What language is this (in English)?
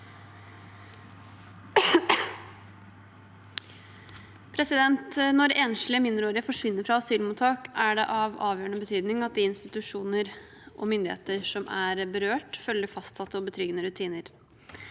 Norwegian